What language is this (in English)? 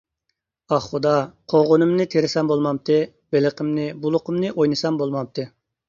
Uyghur